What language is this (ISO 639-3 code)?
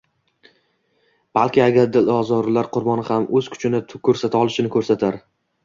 uzb